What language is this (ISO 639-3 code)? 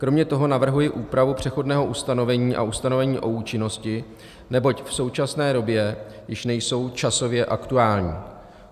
ces